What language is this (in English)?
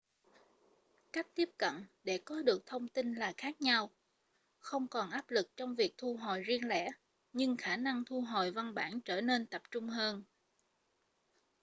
Vietnamese